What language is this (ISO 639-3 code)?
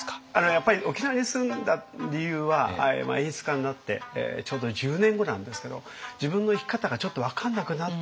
jpn